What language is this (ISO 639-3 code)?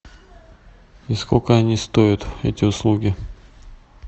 rus